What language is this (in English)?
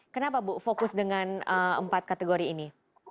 Indonesian